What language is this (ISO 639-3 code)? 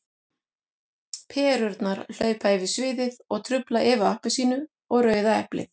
isl